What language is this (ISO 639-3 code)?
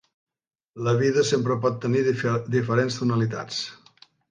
cat